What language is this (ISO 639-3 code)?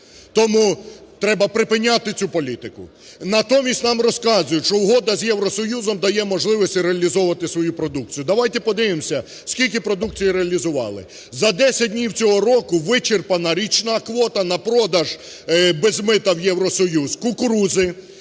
ukr